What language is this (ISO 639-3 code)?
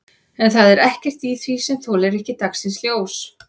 isl